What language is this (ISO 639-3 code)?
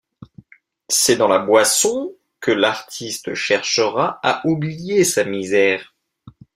fra